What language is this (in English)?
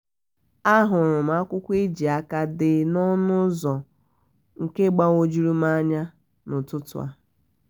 Igbo